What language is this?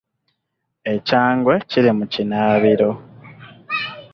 Ganda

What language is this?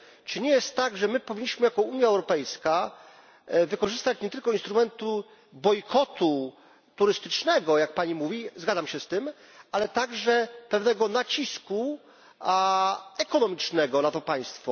Polish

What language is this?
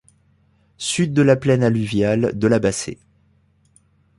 French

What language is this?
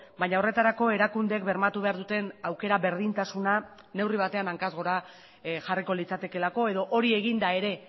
Basque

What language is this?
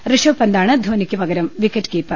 Malayalam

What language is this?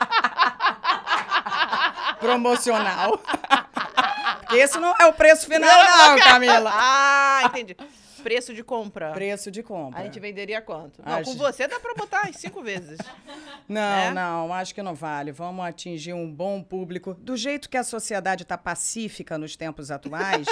Portuguese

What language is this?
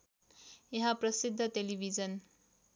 Nepali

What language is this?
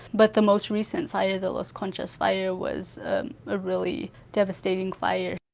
English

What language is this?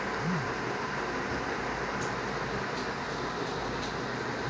Magahi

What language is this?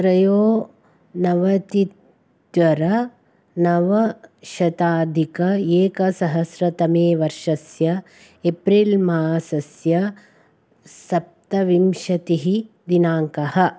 Sanskrit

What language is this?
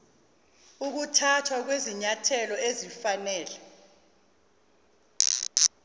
Zulu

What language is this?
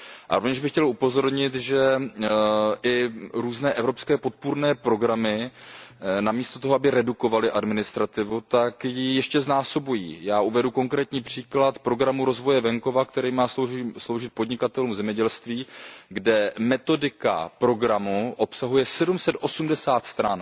Czech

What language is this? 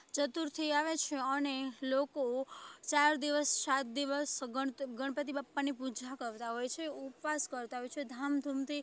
Gujarati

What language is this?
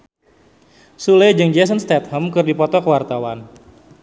Sundanese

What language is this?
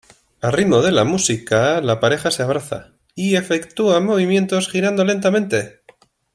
Spanish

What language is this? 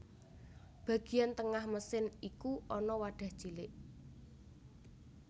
Javanese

